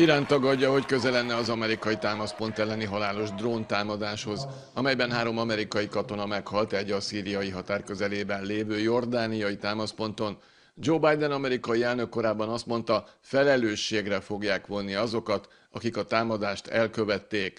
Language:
Hungarian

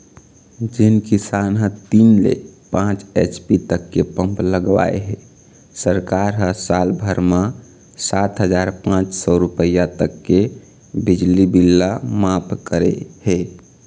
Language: Chhattisgarhi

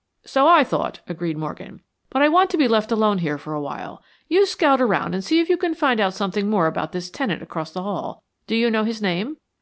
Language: English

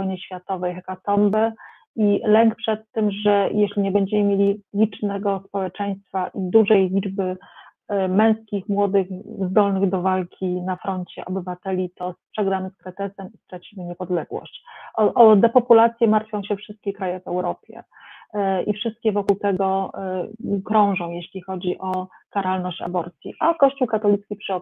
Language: Polish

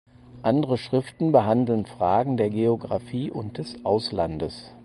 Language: German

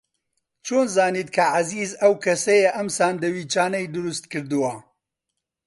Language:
Central Kurdish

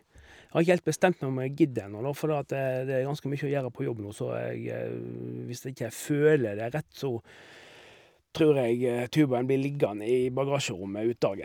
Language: Norwegian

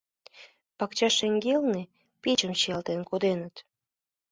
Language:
Mari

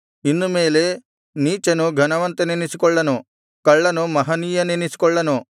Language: Kannada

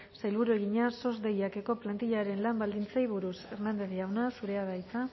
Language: Basque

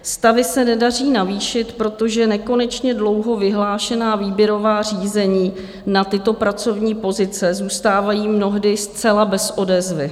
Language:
Czech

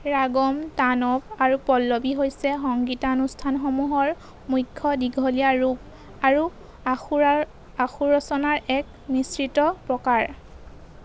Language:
Assamese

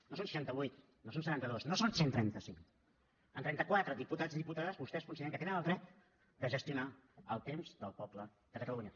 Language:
Catalan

